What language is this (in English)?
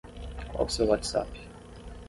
Portuguese